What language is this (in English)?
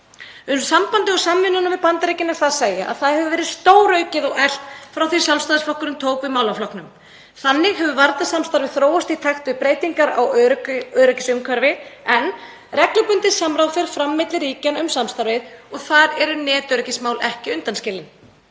Icelandic